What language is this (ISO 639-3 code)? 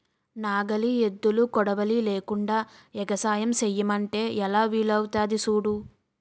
tel